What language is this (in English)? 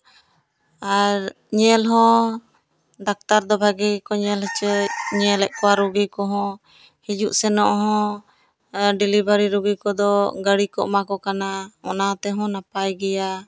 Santali